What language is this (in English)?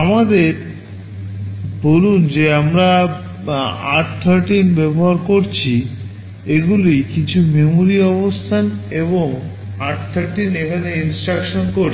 Bangla